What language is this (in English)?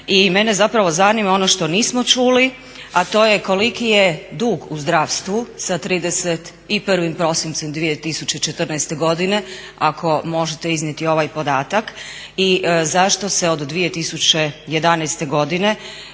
Croatian